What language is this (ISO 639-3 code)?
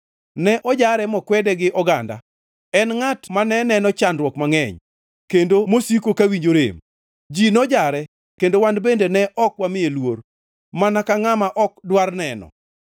luo